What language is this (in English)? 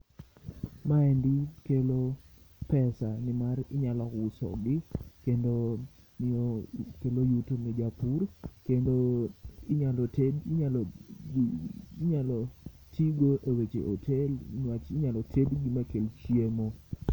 Luo (Kenya and Tanzania)